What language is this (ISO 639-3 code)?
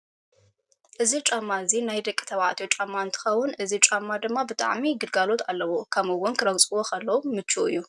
tir